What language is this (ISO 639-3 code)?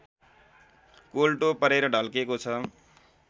nep